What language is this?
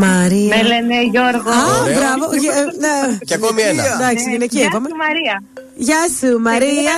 Greek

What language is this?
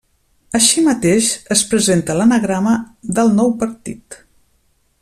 Catalan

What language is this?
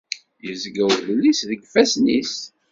Kabyle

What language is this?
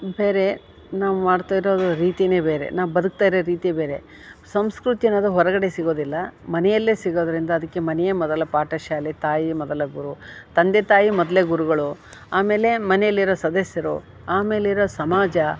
Kannada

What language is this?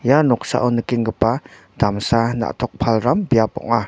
Garo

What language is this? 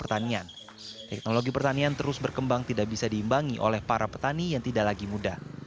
Indonesian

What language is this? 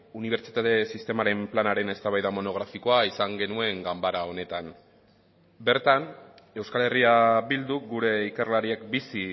Basque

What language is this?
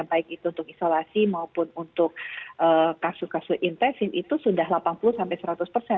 Indonesian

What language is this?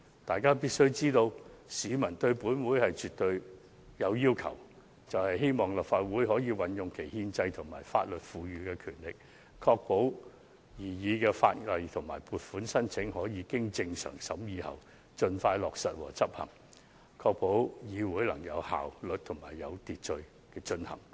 Cantonese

